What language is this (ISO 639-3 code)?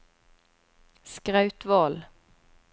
nor